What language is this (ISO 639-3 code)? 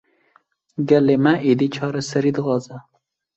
kur